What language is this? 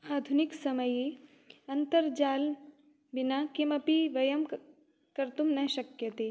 Sanskrit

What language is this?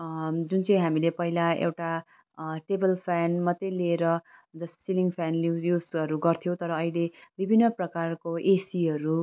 Nepali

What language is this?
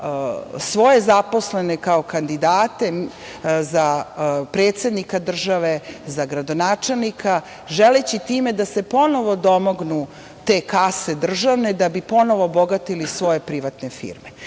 Serbian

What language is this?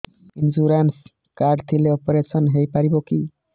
Odia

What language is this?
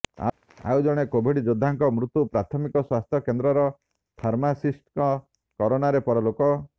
Odia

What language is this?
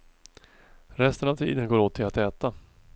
Swedish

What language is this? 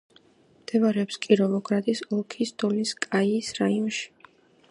Georgian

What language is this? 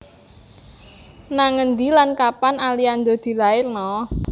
Javanese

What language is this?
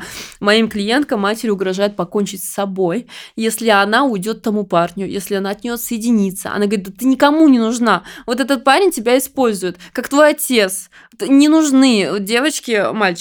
Russian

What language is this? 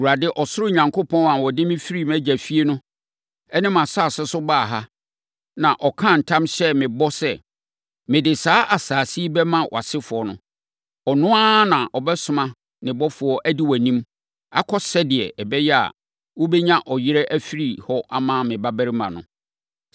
Akan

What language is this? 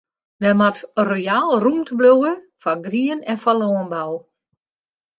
Western Frisian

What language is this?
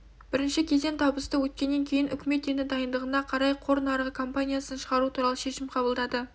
Kazakh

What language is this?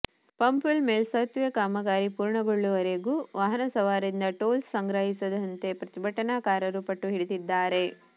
Kannada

